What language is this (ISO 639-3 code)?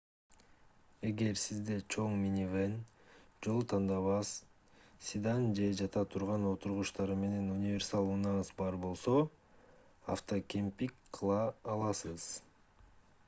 kir